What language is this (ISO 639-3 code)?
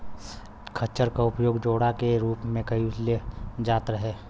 bho